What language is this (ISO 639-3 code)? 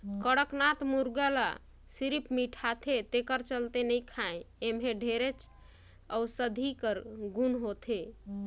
hne